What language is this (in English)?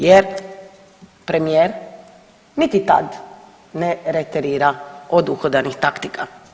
Croatian